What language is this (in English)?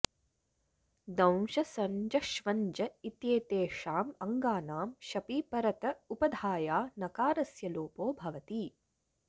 Sanskrit